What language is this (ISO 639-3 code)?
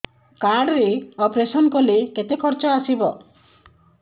ori